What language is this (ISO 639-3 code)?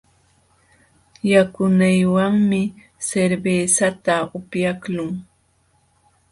qxw